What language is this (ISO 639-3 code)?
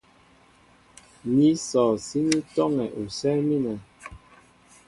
mbo